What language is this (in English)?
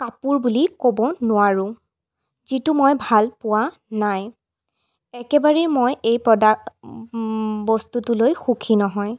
Assamese